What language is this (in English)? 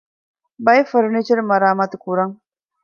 Divehi